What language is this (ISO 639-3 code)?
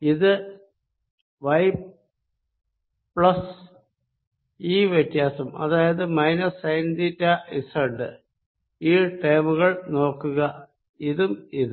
mal